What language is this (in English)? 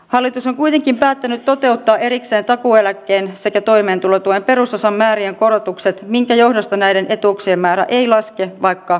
Finnish